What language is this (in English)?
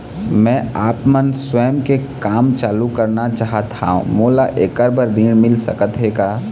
Chhattisgarhi